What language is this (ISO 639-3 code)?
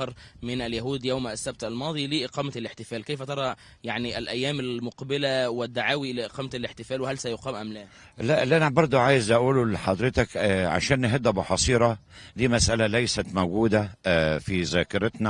ara